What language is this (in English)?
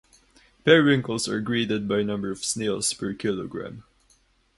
English